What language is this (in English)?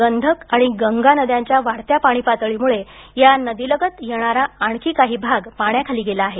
Marathi